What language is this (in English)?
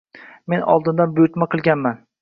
Uzbek